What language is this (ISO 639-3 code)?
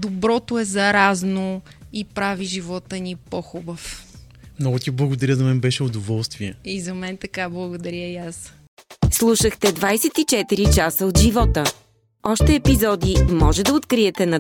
bul